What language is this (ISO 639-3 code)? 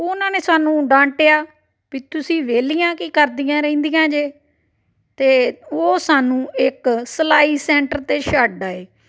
pan